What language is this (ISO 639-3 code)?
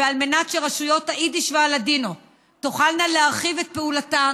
heb